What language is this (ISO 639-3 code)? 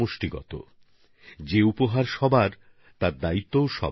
ben